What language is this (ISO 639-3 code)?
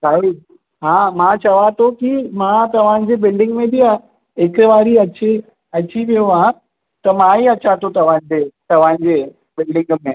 snd